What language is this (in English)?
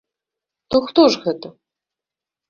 Belarusian